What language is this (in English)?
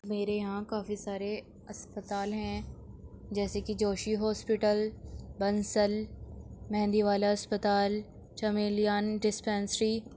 Urdu